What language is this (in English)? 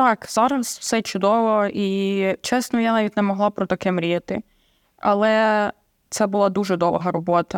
Ukrainian